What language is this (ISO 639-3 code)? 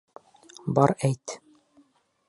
bak